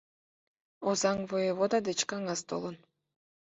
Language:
Mari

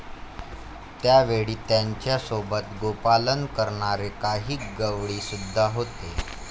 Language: Marathi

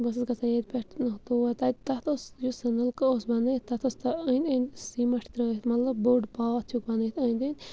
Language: Kashmiri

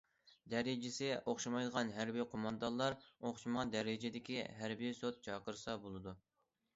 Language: Uyghur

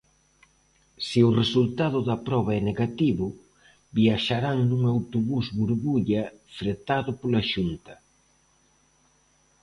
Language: Galician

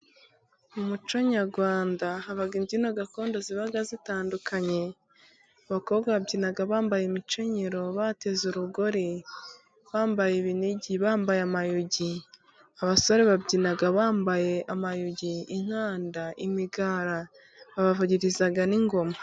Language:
Kinyarwanda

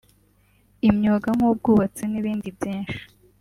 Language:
Kinyarwanda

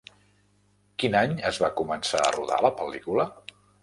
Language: Catalan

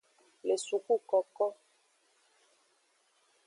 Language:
Aja (Benin)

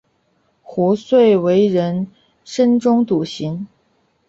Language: Chinese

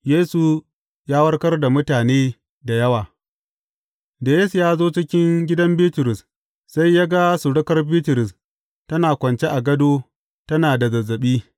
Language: Hausa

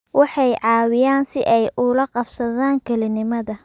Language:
Somali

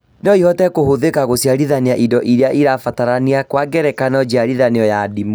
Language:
Kikuyu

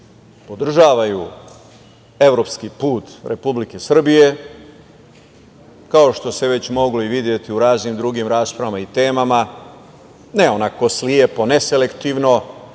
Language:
Serbian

